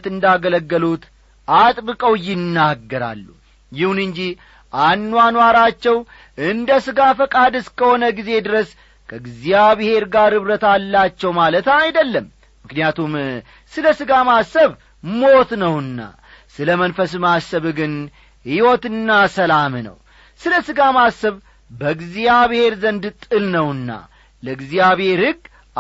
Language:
Amharic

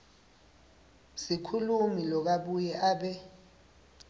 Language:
Swati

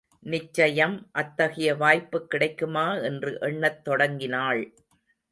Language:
Tamil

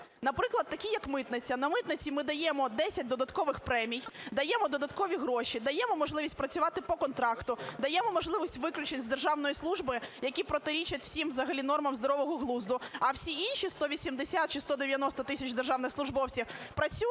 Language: Ukrainian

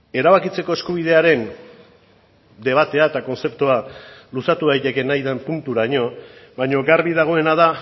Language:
Basque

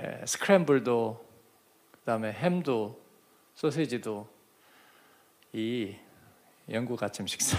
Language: Korean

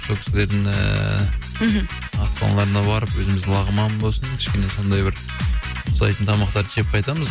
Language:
Kazakh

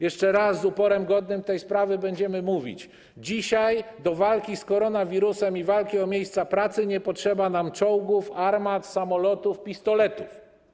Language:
Polish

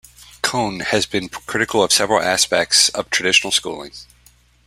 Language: English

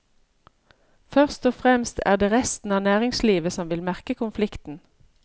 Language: Norwegian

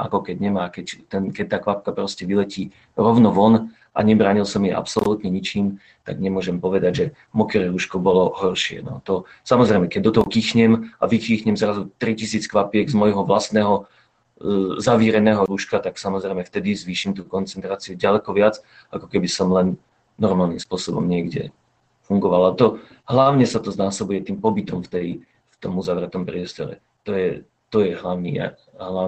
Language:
Slovak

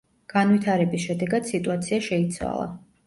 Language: Georgian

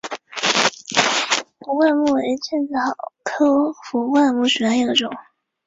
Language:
Chinese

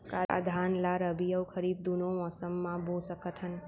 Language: Chhattisgarhi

